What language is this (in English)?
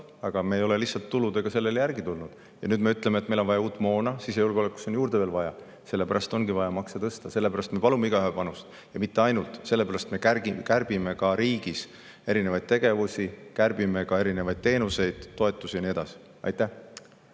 Estonian